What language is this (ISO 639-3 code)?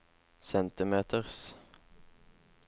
nor